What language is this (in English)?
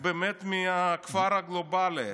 Hebrew